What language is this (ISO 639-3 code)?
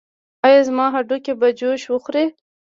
pus